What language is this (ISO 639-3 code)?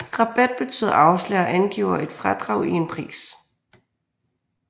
dan